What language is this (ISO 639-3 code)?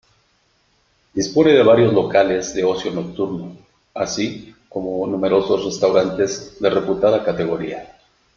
spa